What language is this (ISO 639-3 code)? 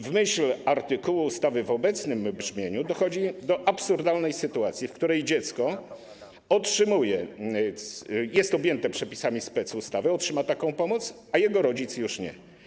pol